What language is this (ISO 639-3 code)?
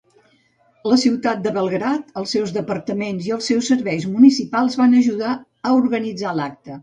cat